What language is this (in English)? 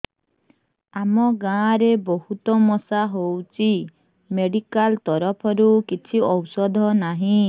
Odia